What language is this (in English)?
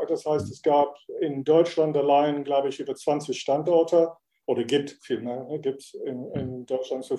German